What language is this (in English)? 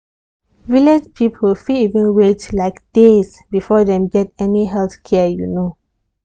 Nigerian Pidgin